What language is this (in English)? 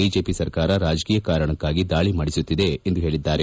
Kannada